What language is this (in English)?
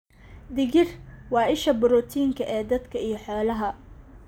Somali